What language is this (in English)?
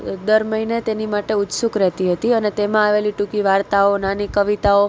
Gujarati